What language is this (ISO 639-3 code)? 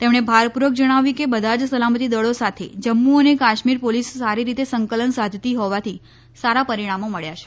guj